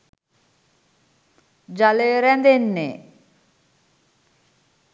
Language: Sinhala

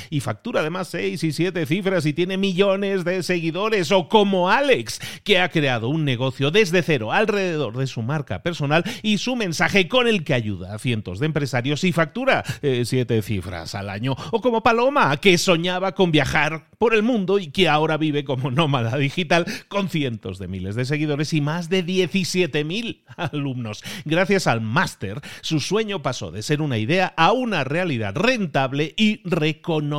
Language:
Spanish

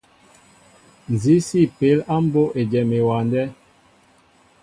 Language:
Mbo (Cameroon)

